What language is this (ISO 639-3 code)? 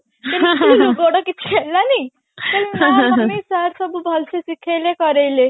ori